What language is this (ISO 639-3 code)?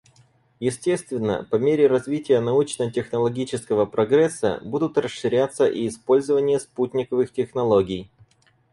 rus